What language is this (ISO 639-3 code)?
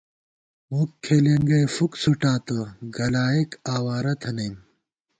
gwt